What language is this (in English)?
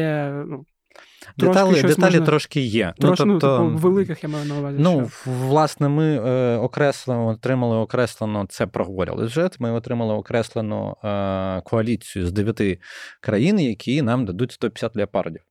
Ukrainian